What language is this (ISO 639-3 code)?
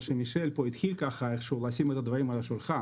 heb